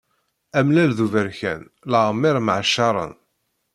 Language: Kabyle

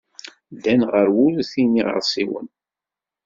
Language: Kabyle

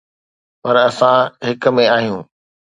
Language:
Sindhi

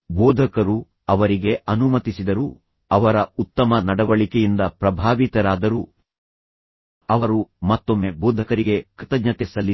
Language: Kannada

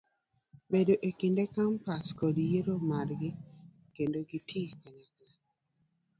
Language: Luo (Kenya and Tanzania)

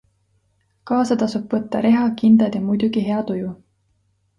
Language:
Estonian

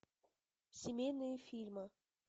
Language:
Russian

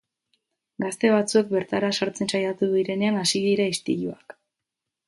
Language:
Basque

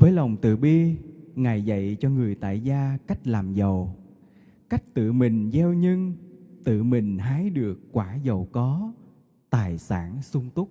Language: Vietnamese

